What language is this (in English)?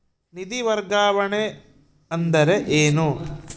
Kannada